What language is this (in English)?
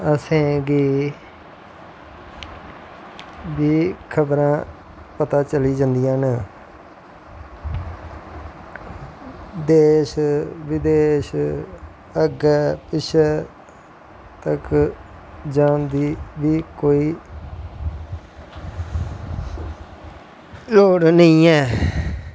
Dogri